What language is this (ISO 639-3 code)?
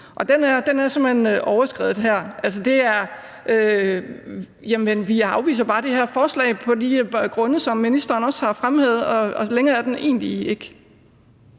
dan